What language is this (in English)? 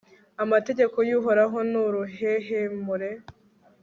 Kinyarwanda